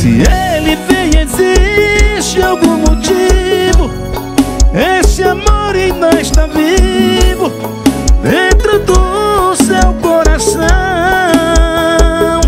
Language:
Portuguese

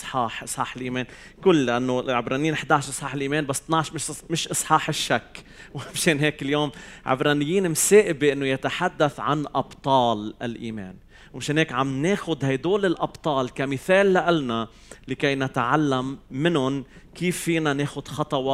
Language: Arabic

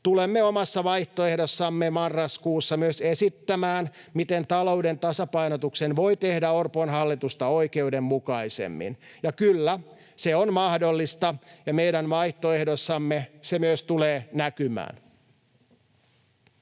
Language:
Finnish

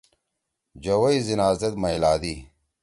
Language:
Torwali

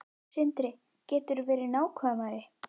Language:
Icelandic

